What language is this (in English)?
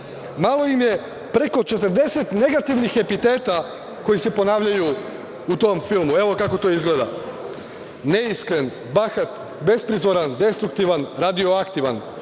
Serbian